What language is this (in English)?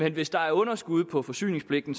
Danish